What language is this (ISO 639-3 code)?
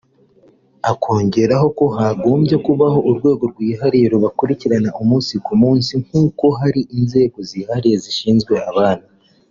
kin